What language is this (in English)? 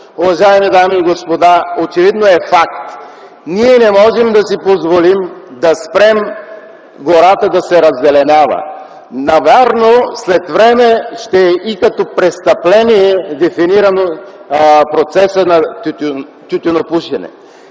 Bulgarian